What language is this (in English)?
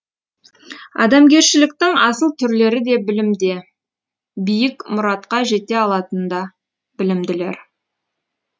Kazakh